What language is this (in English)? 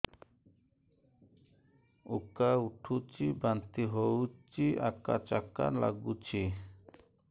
Odia